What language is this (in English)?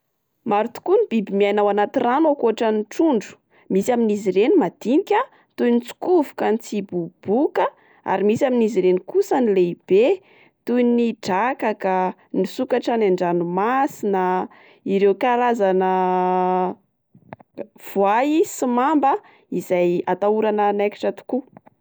Malagasy